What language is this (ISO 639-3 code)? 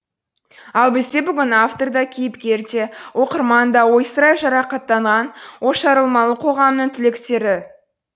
kaz